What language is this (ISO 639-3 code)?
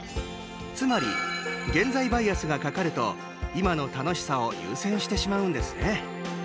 jpn